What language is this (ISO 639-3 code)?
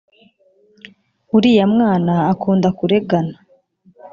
kin